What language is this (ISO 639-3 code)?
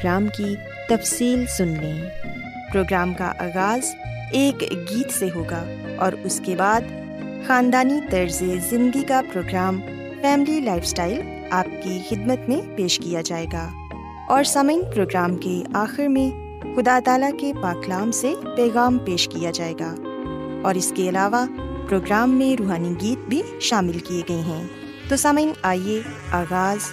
urd